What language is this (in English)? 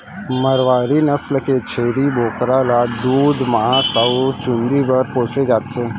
Chhattisgarhi